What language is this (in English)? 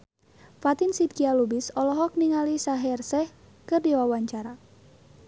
Sundanese